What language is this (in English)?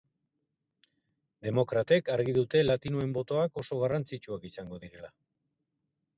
Basque